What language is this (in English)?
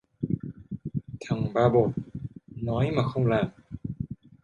Vietnamese